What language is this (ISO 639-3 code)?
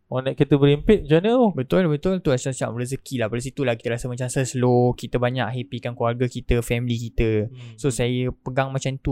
msa